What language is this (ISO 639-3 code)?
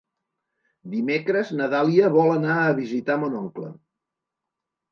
cat